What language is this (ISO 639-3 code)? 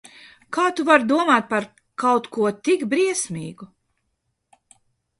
lav